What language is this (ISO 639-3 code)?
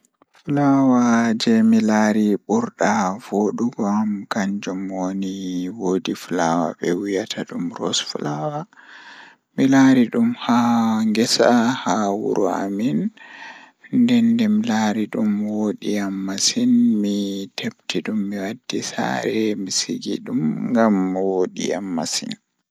ful